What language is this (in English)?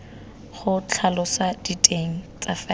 Tswana